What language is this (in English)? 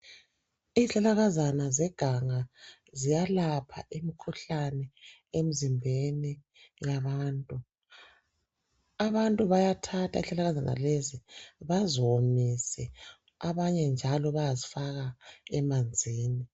North Ndebele